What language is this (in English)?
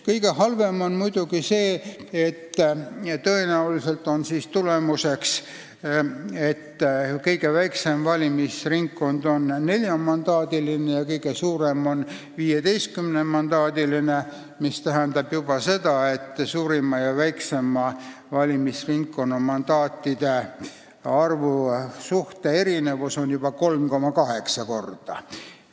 Estonian